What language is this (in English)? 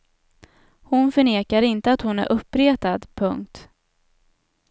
Swedish